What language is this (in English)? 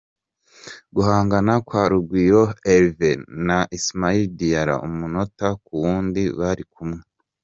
Kinyarwanda